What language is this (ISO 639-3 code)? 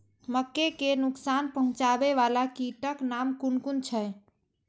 mai